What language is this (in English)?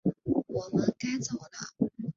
Chinese